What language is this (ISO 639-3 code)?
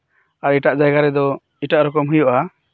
sat